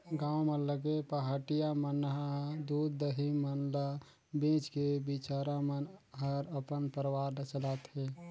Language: Chhattisgarhi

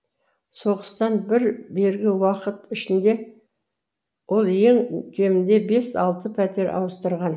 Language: Kazakh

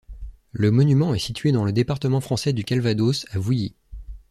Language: French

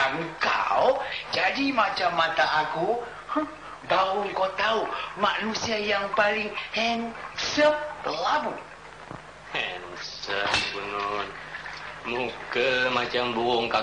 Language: Malay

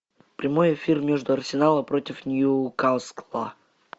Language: Russian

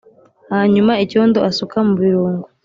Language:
Kinyarwanda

